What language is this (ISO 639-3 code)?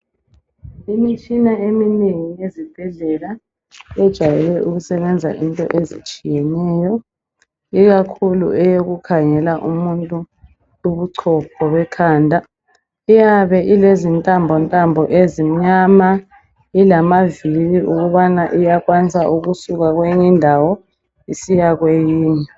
nde